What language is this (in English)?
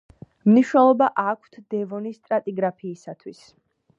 Georgian